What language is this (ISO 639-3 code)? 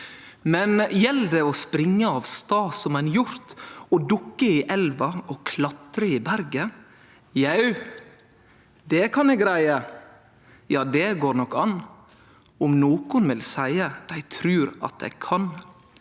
nor